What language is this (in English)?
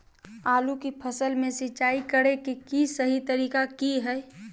Magahi